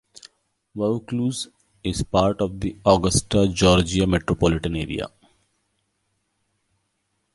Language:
English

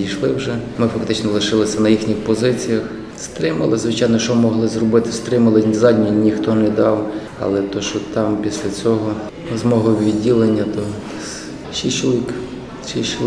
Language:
Ukrainian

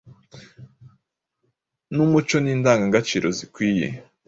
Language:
Kinyarwanda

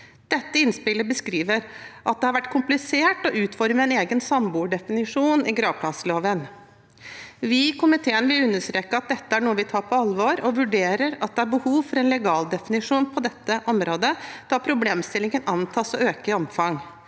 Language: Norwegian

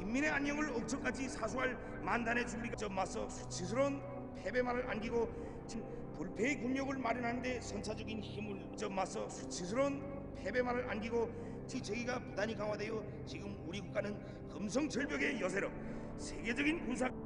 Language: Korean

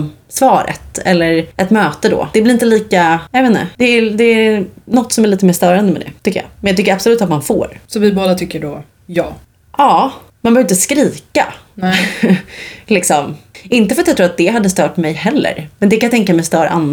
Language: Swedish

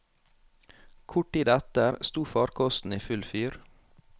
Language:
Norwegian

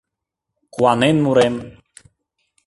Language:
Mari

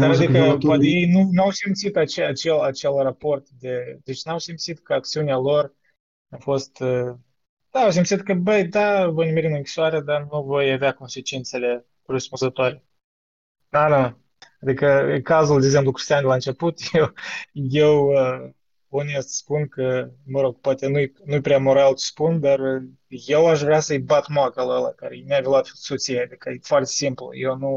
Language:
Romanian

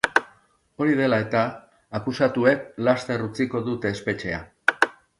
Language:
Basque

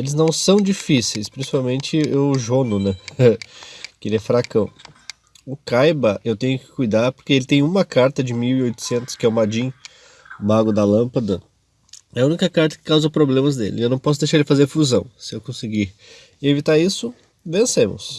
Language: Portuguese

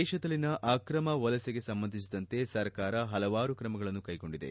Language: Kannada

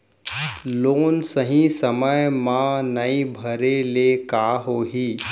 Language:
Chhattisgarhi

